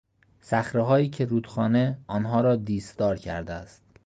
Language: Persian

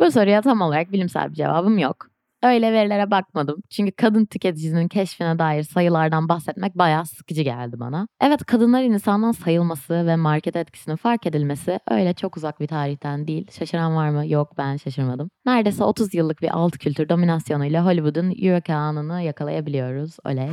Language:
Turkish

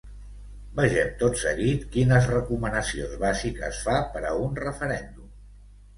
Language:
Catalan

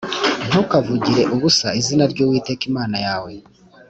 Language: Kinyarwanda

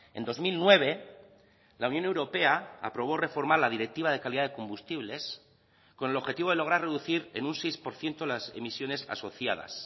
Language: Spanish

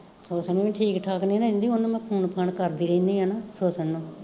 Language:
Punjabi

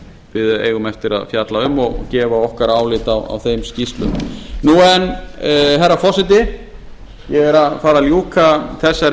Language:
Icelandic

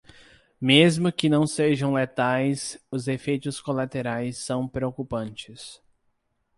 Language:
Portuguese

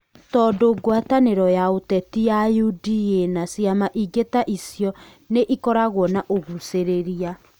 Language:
Kikuyu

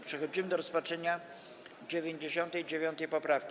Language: Polish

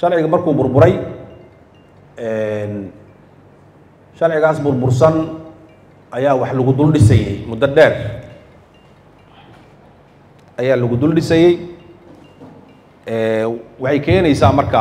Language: Arabic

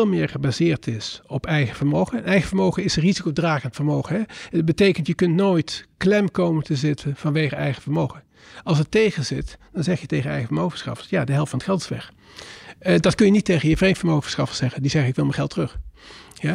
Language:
Dutch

